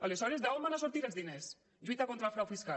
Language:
Catalan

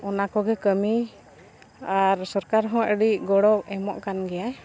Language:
Santali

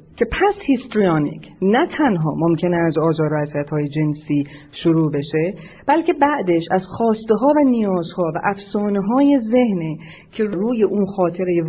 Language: Persian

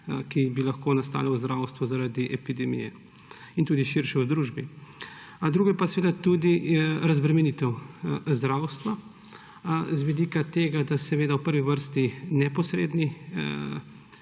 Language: Slovenian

